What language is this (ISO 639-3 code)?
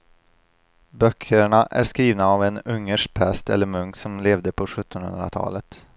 swe